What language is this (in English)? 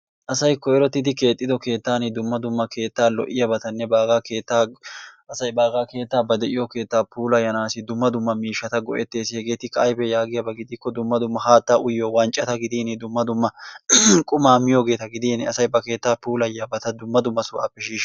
Wolaytta